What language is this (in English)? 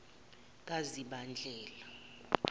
Zulu